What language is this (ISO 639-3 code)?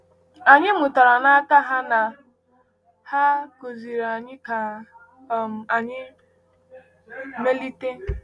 ibo